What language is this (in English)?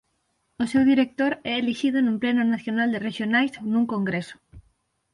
Galician